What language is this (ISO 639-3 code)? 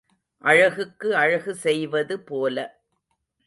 tam